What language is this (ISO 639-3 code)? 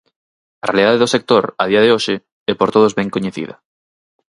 glg